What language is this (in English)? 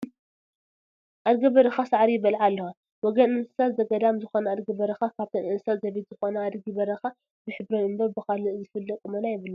Tigrinya